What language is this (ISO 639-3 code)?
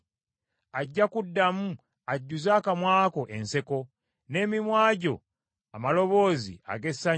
lug